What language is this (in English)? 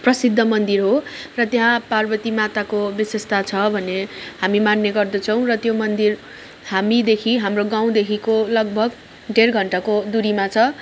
Nepali